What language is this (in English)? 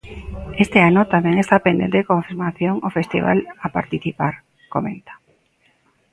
Galician